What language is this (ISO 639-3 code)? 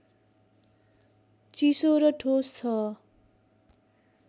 nep